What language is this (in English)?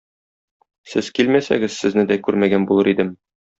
Tatar